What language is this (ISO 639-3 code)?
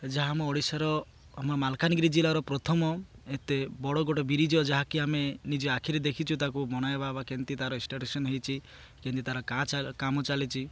ori